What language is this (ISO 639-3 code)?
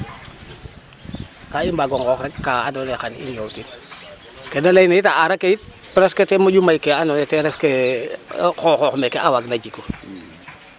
srr